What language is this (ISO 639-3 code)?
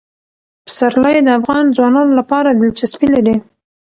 pus